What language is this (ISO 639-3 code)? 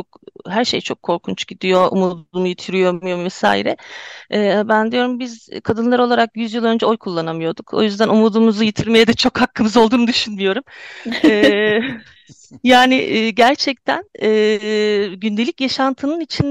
tur